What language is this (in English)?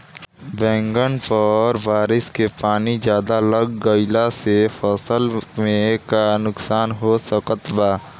Bhojpuri